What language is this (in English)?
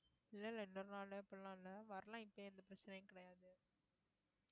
Tamil